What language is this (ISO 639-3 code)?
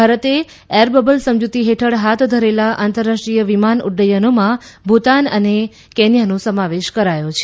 guj